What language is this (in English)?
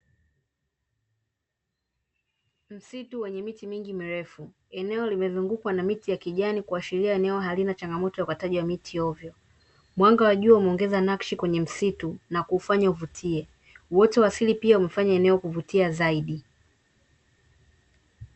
Swahili